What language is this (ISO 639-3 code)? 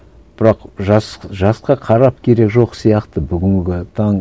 kaz